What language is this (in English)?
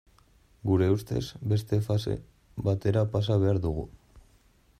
Basque